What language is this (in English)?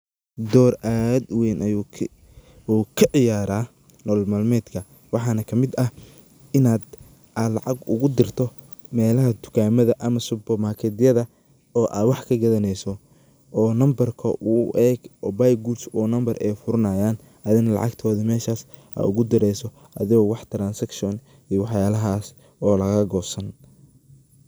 Somali